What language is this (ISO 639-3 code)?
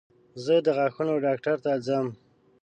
pus